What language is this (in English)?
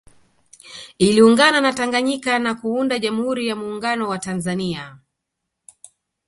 Swahili